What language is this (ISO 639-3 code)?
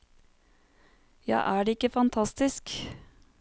nor